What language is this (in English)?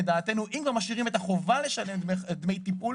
Hebrew